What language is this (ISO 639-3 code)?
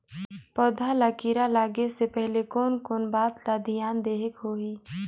hne